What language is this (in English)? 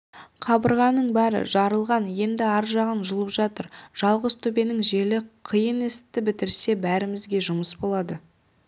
Kazakh